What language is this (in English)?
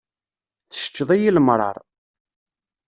Kabyle